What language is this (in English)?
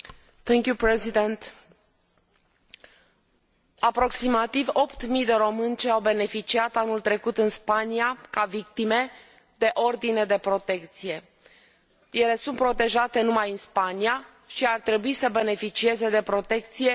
Romanian